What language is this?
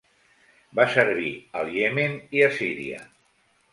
Catalan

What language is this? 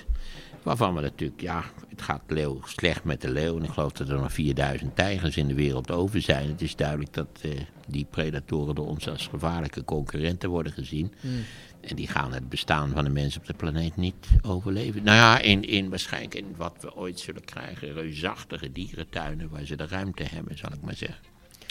Dutch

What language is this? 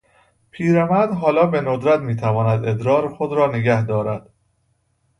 Persian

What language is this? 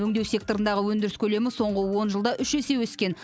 Kazakh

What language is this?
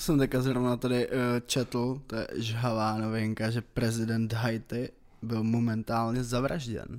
Czech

